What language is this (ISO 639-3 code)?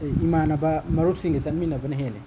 mni